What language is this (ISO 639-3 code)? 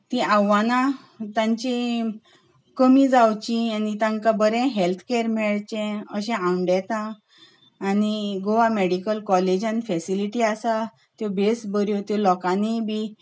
kok